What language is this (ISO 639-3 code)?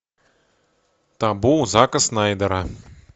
rus